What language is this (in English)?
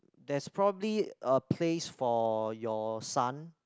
English